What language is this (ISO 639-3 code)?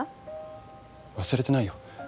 jpn